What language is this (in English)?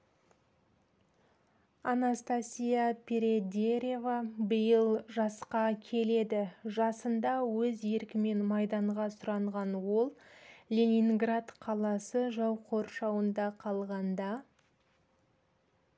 Kazakh